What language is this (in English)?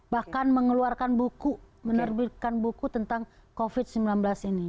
Indonesian